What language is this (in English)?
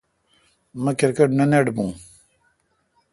Kalkoti